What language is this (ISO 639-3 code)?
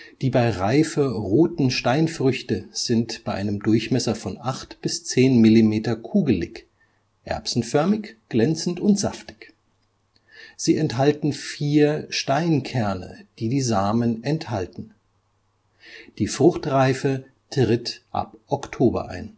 deu